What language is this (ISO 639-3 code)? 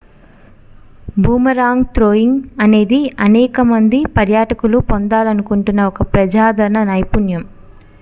tel